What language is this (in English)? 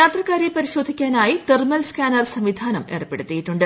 Malayalam